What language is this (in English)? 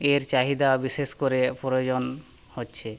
Bangla